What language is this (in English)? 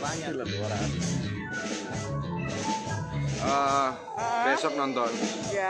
Indonesian